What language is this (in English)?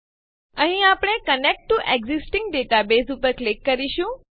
Gujarati